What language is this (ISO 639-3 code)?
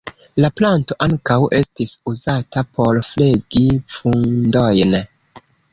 epo